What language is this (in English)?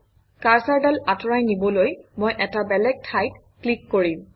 Assamese